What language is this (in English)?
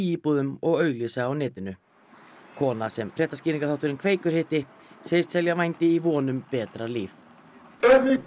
Icelandic